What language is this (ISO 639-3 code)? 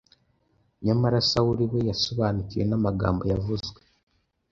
kin